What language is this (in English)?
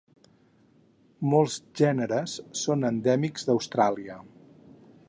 Catalan